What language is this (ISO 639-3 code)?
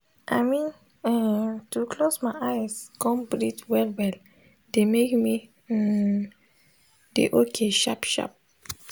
pcm